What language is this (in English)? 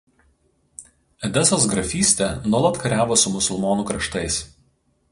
Lithuanian